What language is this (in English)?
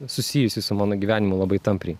Lithuanian